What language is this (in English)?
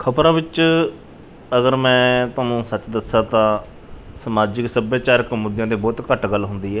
Punjabi